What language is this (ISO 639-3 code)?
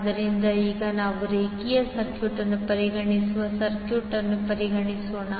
kan